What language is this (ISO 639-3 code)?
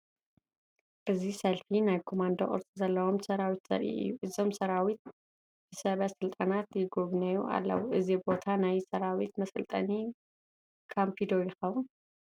tir